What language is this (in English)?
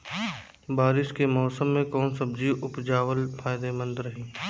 Bhojpuri